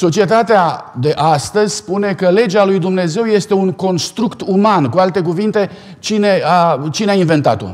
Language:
Romanian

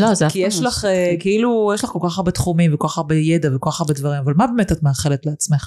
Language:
Hebrew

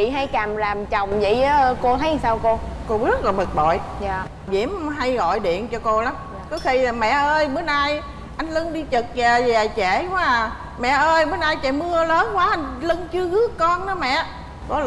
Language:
Vietnamese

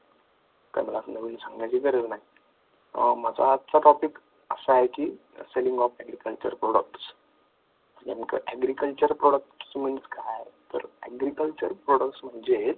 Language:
Marathi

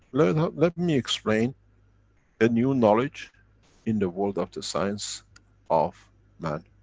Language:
English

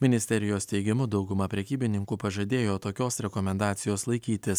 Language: Lithuanian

